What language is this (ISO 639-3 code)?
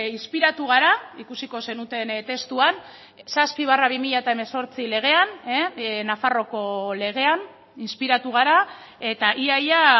eus